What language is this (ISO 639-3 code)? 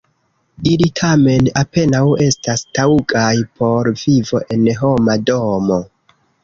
epo